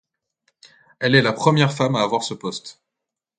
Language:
French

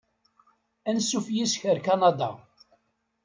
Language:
Kabyle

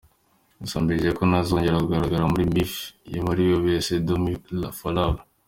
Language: Kinyarwanda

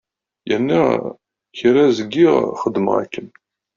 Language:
Kabyle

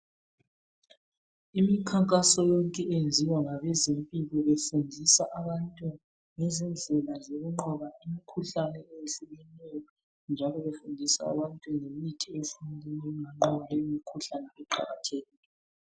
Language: North Ndebele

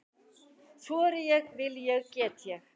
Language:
Icelandic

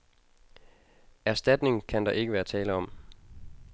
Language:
Danish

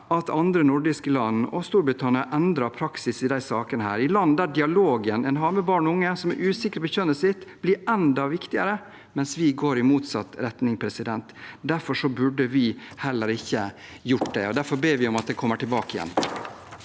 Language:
Norwegian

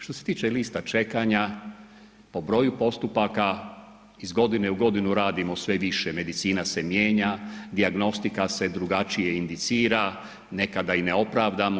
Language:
Croatian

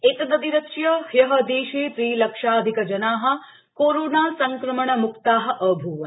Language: Sanskrit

